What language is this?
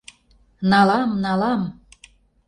Mari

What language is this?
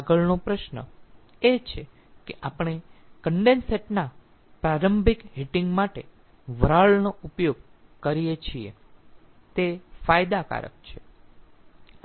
Gujarati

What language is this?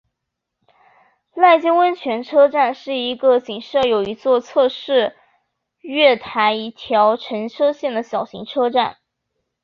Chinese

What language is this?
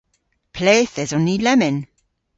Cornish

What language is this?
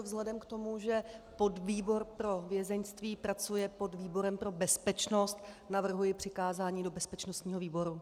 Czech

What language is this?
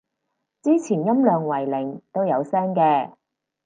Cantonese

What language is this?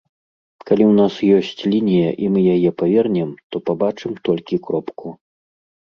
Belarusian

